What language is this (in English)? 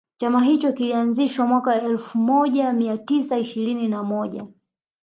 Swahili